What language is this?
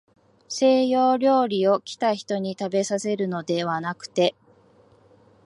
Japanese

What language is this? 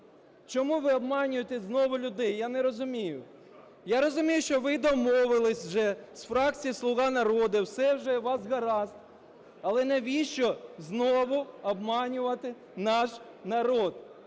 Ukrainian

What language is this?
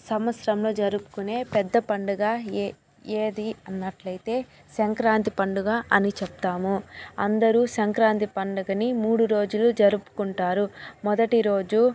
Telugu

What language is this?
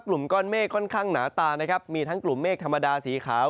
Thai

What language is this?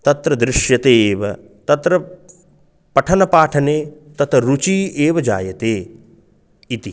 Sanskrit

